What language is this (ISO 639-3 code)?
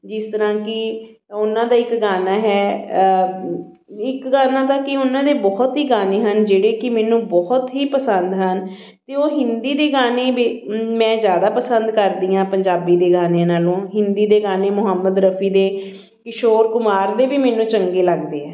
pan